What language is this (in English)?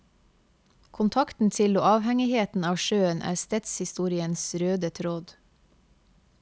Norwegian